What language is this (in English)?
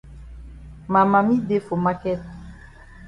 Cameroon Pidgin